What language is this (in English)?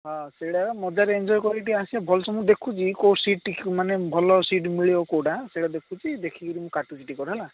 Odia